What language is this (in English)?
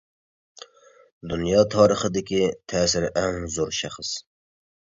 Uyghur